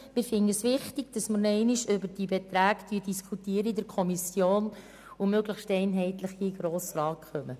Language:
Swiss German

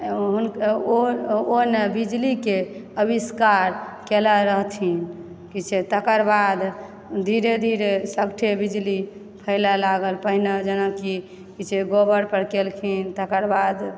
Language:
Maithili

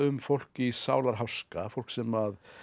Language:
Icelandic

